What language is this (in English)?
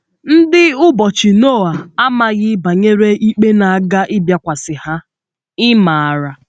Igbo